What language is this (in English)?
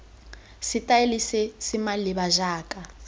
Tswana